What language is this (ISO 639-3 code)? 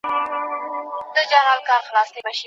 pus